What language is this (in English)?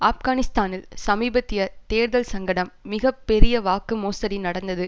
Tamil